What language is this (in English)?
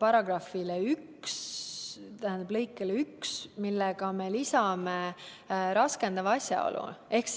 Estonian